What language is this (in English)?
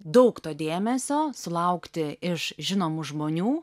Lithuanian